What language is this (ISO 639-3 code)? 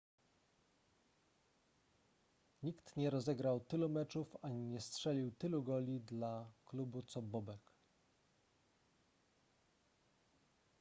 pol